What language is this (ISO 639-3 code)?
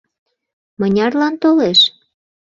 chm